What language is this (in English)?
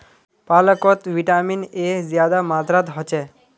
Magahi